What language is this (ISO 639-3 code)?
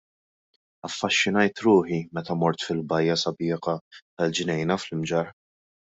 mlt